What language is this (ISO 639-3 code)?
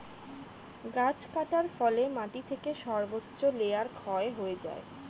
ben